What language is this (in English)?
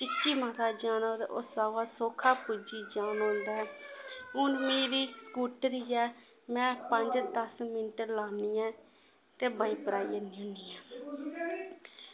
Dogri